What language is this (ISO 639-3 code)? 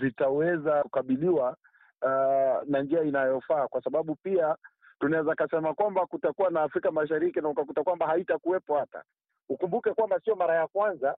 swa